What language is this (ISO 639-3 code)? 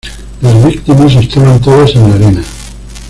spa